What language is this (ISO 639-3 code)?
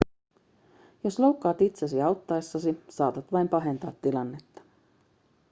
fin